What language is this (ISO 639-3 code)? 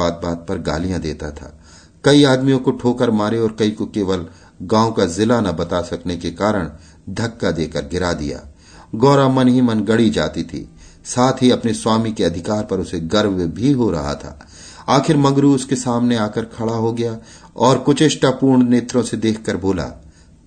hin